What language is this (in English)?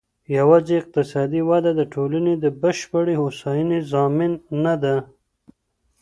Pashto